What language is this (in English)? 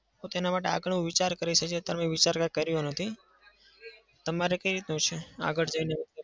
Gujarati